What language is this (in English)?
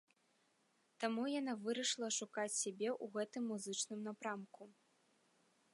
Belarusian